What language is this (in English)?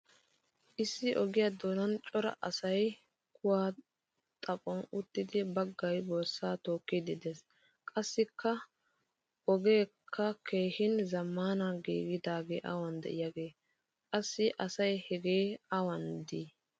Wolaytta